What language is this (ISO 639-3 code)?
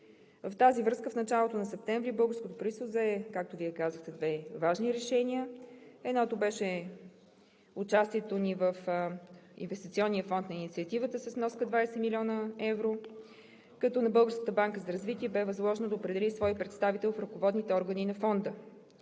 bul